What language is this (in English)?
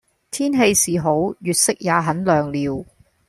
Cantonese